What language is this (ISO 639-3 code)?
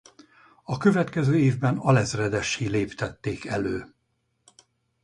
hun